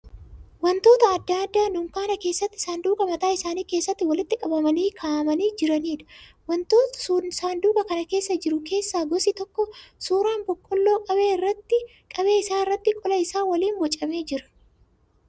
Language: Oromo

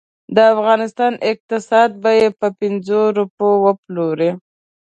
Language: Pashto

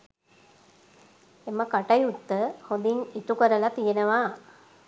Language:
Sinhala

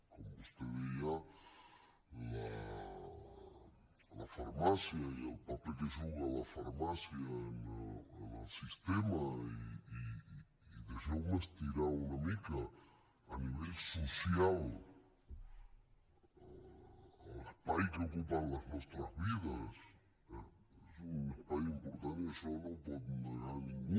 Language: Catalan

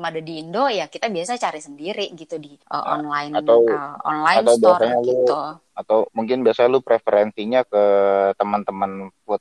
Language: Indonesian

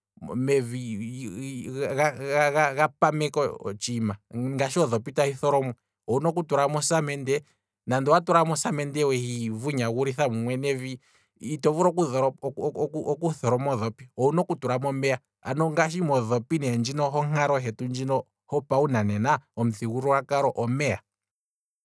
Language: Kwambi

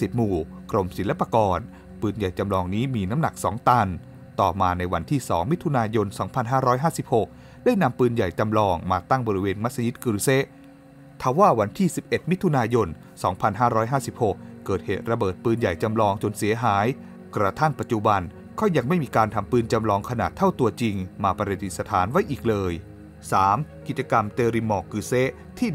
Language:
Thai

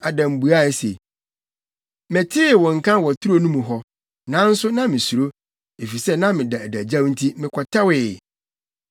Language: Akan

